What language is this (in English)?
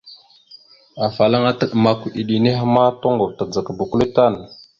Mada (Cameroon)